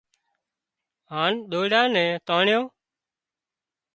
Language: Wadiyara Koli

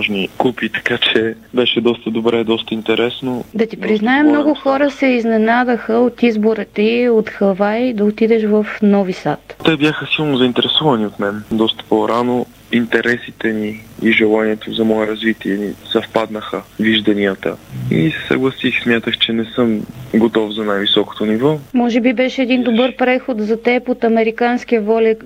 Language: Bulgarian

